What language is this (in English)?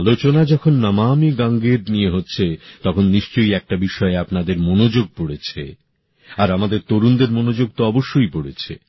Bangla